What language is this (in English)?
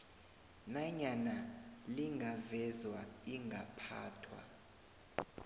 South Ndebele